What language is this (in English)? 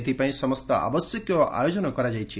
Odia